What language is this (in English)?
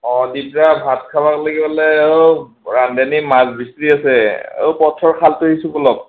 Assamese